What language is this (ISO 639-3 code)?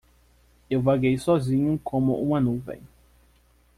por